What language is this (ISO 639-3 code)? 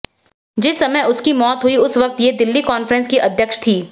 hin